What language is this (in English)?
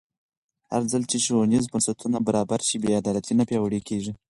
Pashto